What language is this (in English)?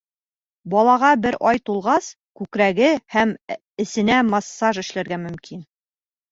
Bashkir